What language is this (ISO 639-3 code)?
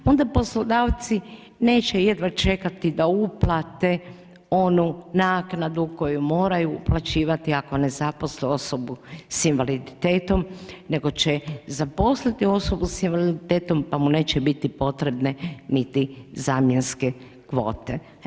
hrv